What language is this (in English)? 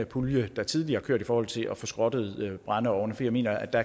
Danish